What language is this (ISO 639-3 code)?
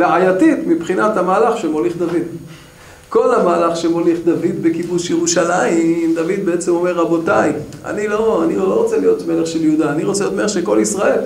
heb